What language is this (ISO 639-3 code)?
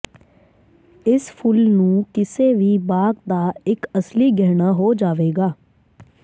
pan